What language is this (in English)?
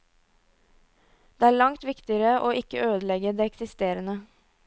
Norwegian